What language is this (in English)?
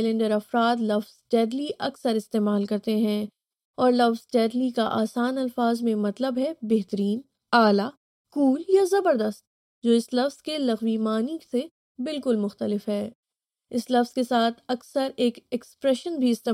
Urdu